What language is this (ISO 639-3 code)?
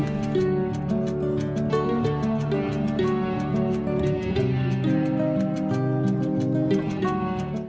vie